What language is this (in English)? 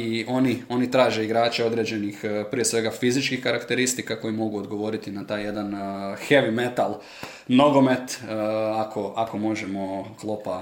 Croatian